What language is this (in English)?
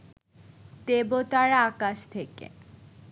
Bangla